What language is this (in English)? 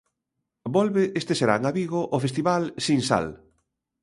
Galician